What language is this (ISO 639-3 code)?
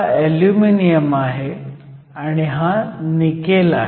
mar